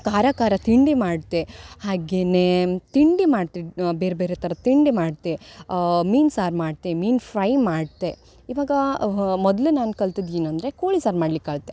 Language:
Kannada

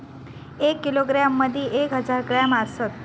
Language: Marathi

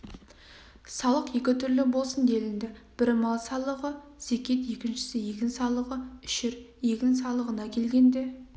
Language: Kazakh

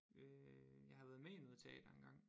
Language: Danish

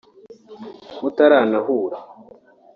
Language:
Kinyarwanda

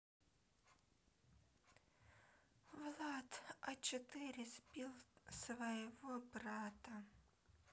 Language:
Russian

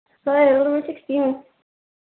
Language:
Manipuri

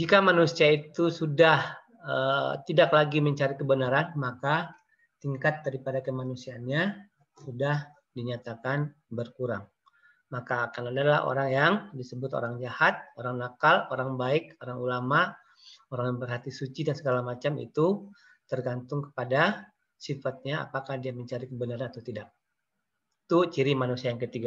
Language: Indonesian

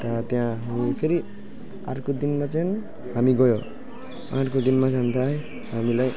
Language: Nepali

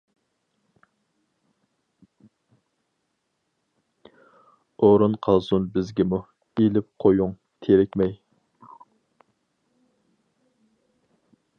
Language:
Uyghur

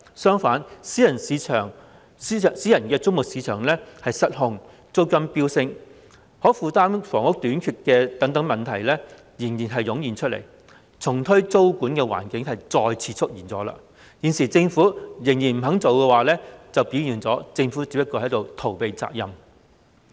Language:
Cantonese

